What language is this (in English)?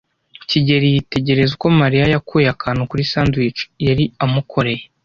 Kinyarwanda